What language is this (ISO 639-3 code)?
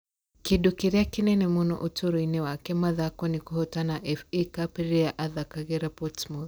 kik